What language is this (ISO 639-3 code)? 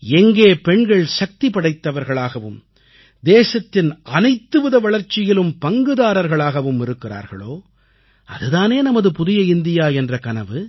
tam